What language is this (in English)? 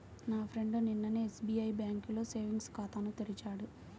Telugu